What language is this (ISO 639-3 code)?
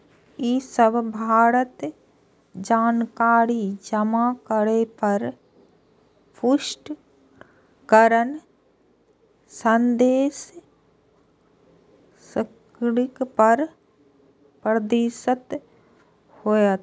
mai